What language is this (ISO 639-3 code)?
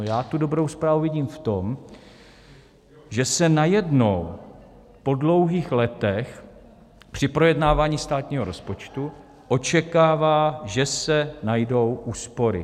ces